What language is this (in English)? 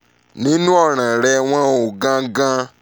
Yoruba